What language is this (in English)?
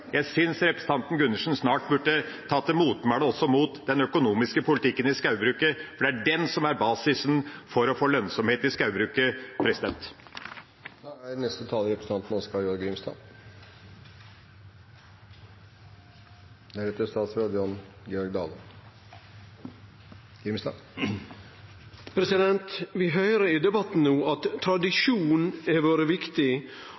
Norwegian